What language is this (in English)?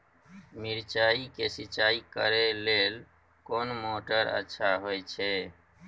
Maithili